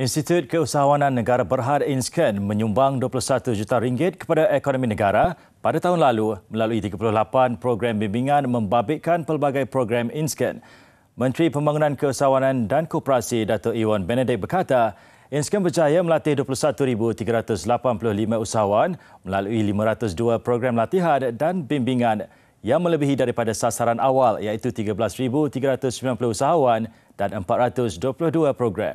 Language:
Malay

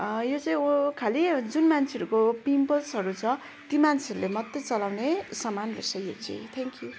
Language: Nepali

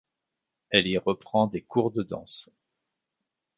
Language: French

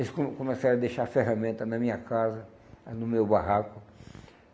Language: Portuguese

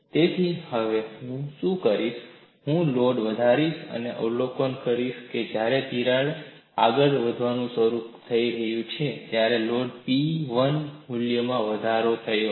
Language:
Gujarati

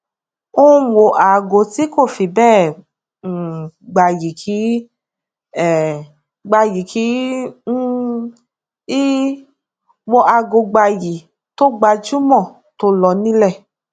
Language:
Yoruba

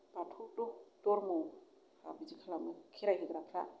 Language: Bodo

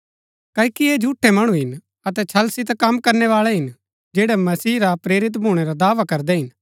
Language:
Gaddi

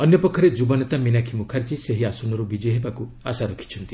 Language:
Odia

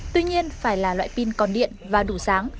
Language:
Vietnamese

